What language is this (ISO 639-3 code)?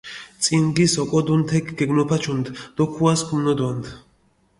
xmf